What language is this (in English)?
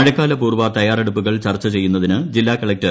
Malayalam